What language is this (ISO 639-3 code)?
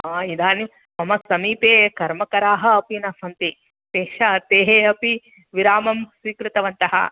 san